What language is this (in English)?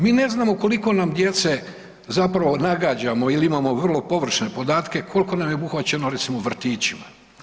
Croatian